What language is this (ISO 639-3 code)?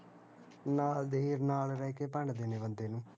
pan